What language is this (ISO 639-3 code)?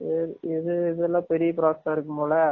tam